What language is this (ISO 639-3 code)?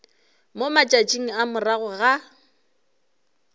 nso